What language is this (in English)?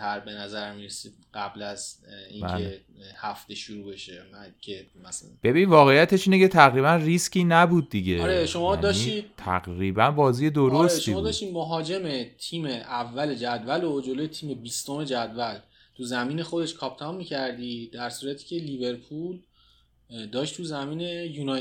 Persian